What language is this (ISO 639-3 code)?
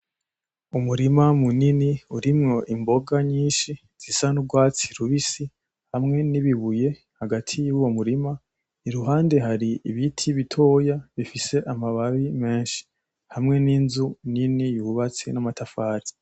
run